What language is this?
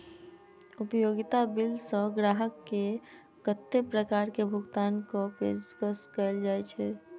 Maithili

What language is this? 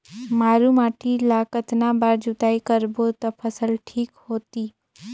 Chhattisgarhi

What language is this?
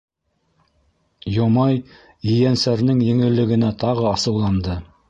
Bashkir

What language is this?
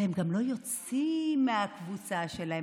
Hebrew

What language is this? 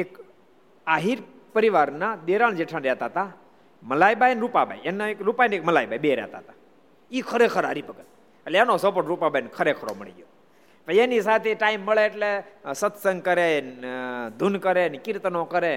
Gujarati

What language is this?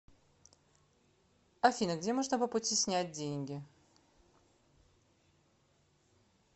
Russian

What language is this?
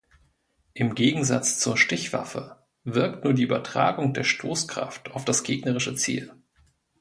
German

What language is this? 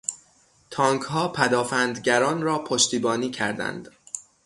Persian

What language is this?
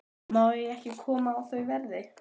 Icelandic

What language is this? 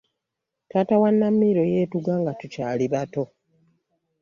Ganda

